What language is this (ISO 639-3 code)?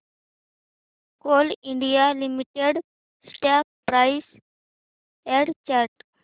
mar